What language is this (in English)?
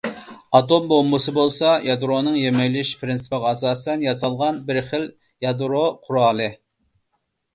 Uyghur